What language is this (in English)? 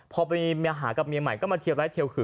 Thai